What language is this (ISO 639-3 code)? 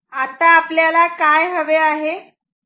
mar